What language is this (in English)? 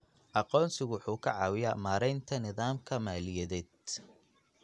Somali